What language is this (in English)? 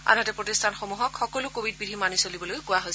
Assamese